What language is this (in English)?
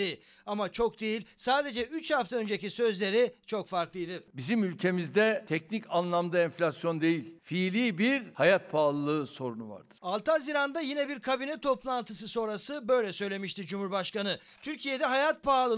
Turkish